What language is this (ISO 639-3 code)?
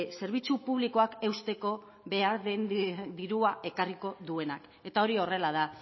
eus